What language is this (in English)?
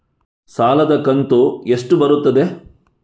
Kannada